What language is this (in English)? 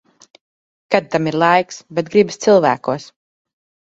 Latvian